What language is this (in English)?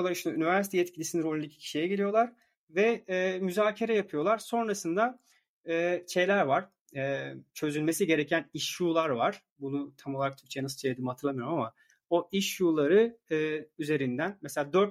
Turkish